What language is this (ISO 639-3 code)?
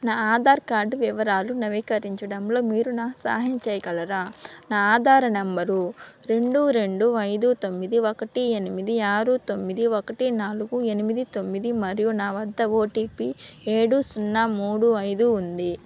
tel